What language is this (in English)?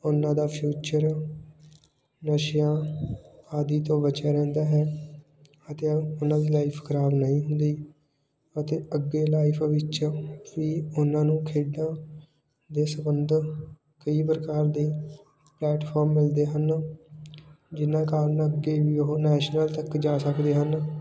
Punjabi